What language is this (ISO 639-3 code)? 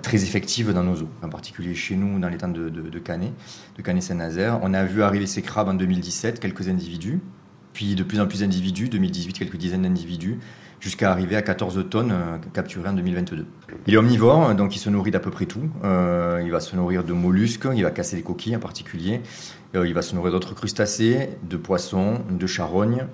fra